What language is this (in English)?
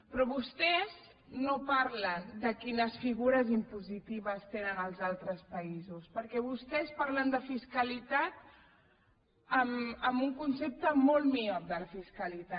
Catalan